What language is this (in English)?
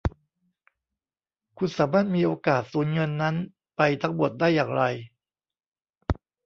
Thai